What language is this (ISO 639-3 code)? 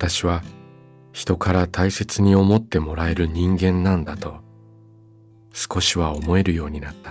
jpn